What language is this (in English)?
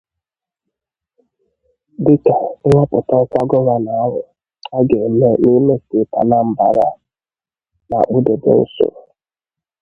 Igbo